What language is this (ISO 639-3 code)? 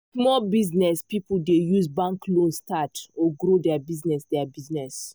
pcm